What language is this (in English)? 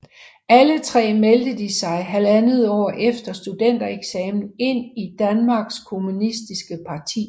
Danish